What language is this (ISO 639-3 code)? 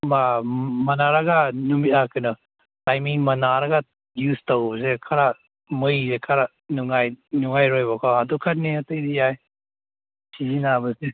mni